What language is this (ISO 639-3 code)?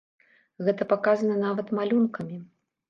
bel